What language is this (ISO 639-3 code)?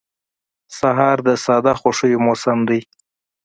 pus